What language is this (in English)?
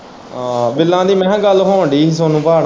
Punjabi